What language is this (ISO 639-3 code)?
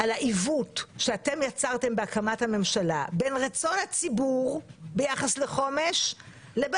heb